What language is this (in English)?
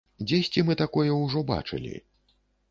Belarusian